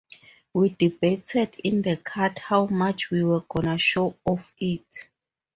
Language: English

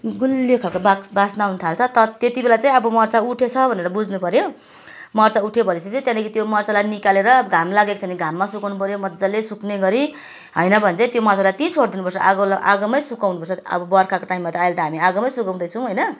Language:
Nepali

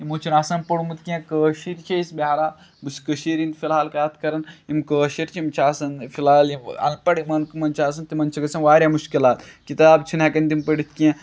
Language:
Kashmiri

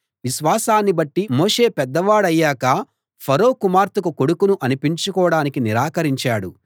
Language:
Telugu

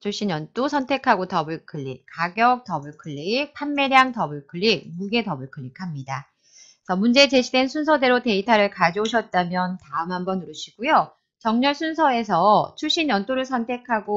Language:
Korean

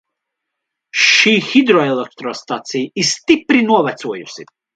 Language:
Latvian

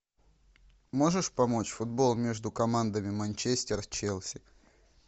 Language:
Russian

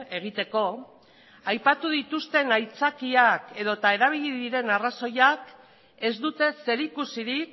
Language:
Basque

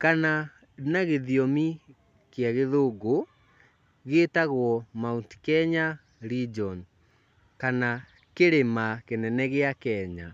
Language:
Kikuyu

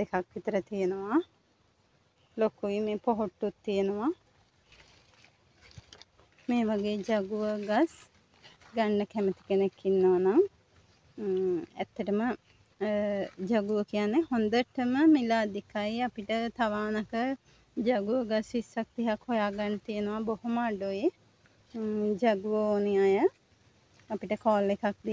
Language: Turkish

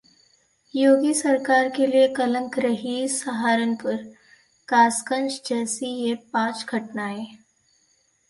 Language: Hindi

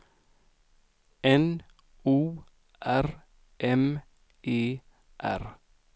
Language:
Swedish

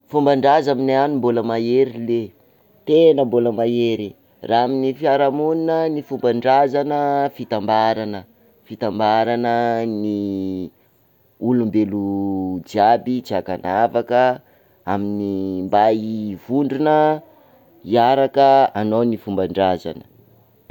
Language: Sakalava Malagasy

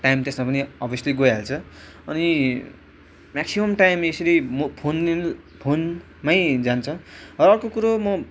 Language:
Nepali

